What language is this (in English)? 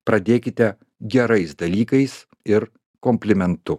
Lithuanian